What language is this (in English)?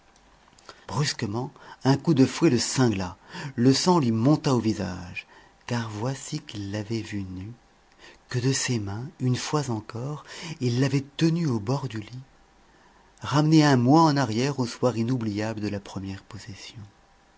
French